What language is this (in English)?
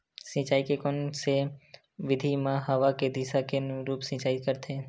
Chhattisgarhi